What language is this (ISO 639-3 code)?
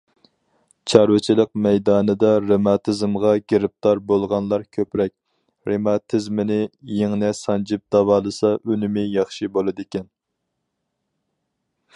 uig